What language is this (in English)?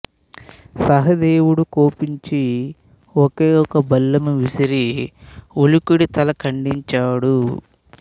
Telugu